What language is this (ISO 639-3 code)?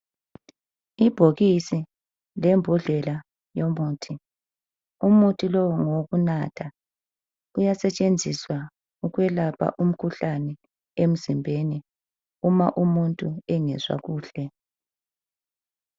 nde